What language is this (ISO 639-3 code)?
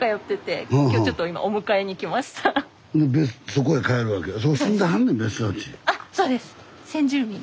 jpn